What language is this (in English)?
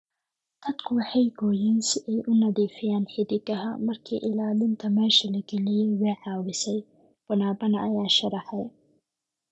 Somali